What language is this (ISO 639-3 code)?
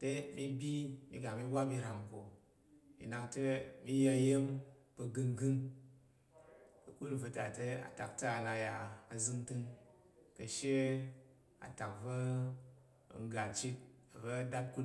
yer